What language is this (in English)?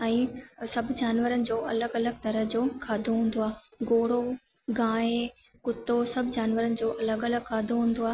Sindhi